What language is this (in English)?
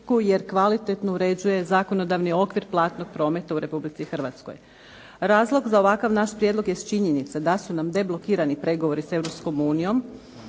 Croatian